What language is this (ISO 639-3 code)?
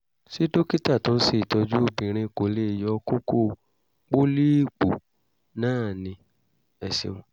yor